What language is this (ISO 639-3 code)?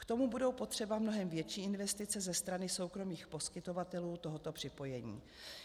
ces